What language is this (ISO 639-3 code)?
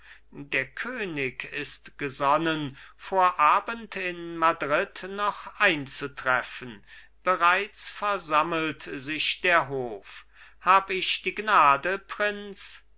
deu